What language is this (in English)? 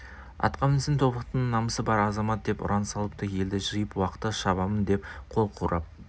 Kazakh